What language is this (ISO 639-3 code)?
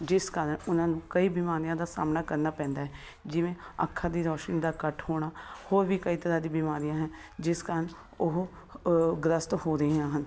pan